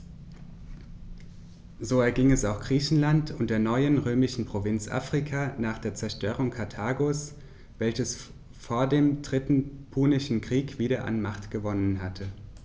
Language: German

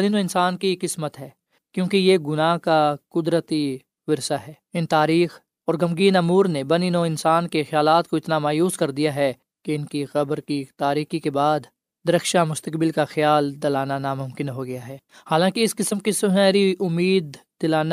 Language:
Urdu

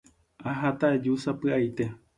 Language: Guarani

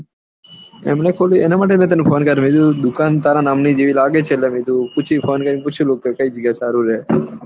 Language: Gujarati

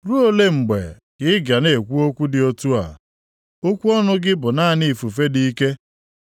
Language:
Igbo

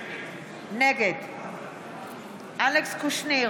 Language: Hebrew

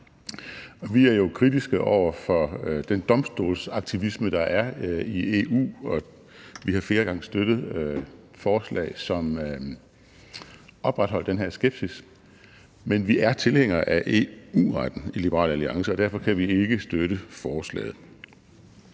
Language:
Danish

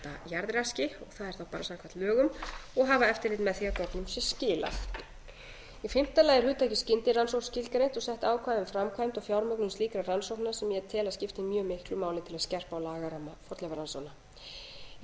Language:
Icelandic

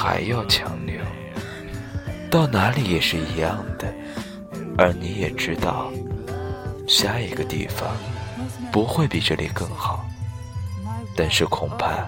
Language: Chinese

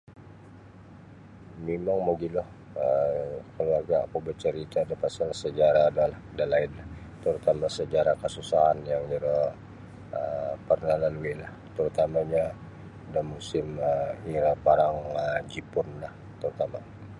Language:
Sabah Bisaya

